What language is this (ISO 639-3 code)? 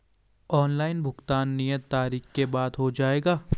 hin